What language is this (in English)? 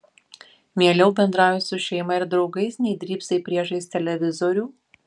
Lithuanian